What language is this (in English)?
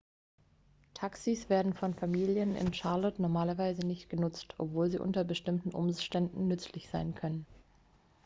German